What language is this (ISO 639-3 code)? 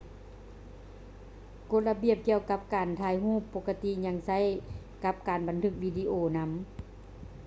lao